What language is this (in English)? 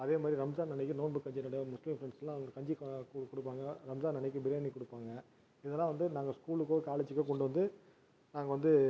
Tamil